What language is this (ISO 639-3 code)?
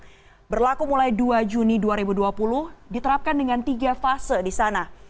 ind